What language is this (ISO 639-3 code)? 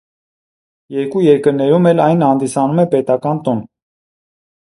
hye